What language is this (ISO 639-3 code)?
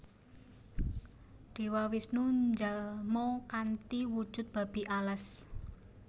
jav